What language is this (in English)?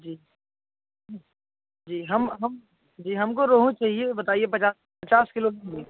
Hindi